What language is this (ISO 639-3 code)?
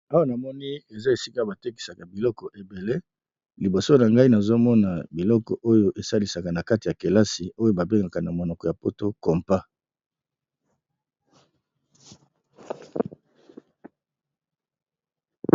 lin